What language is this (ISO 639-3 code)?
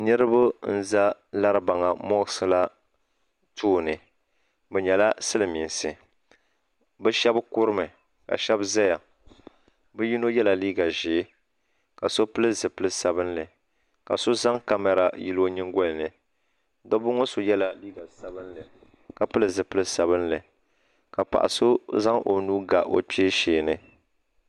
dag